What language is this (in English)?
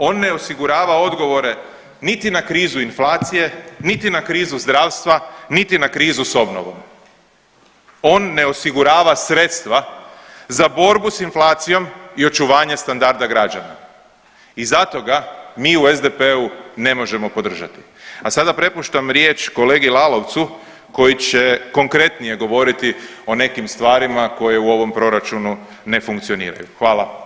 Croatian